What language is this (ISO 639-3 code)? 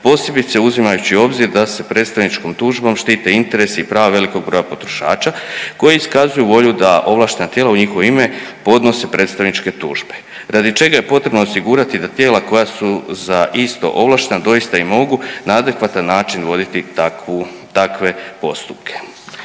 hrv